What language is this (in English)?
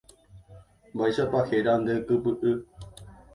Guarani